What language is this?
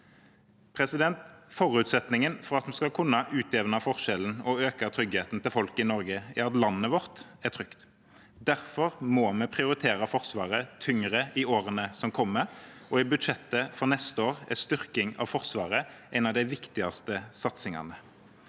Norwegian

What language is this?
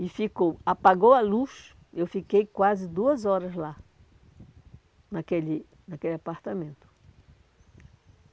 Portuguese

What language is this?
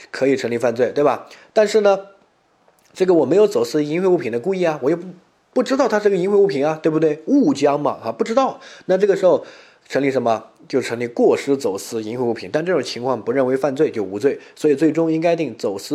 Chinese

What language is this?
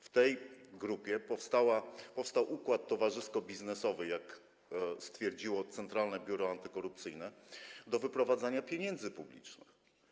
Polish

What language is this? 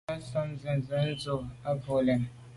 Medumba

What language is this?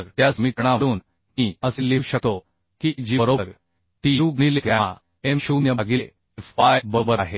Marathi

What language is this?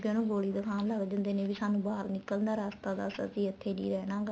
Punjabi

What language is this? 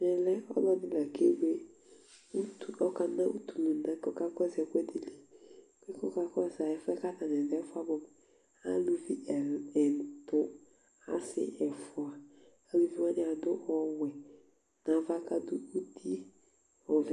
Ikposo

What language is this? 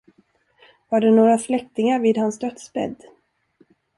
Swedish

